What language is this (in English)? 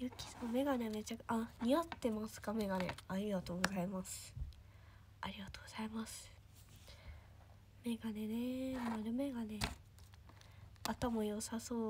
Japanese